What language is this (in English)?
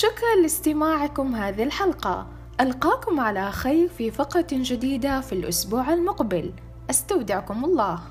Arabic